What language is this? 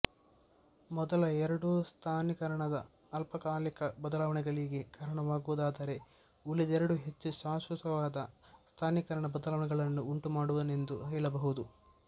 Kannada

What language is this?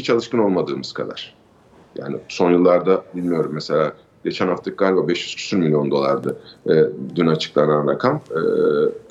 Turkish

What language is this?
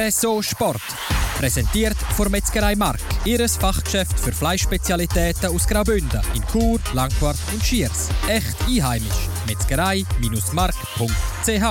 German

